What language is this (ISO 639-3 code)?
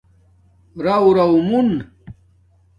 dmk